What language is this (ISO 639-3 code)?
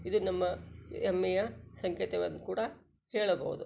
kan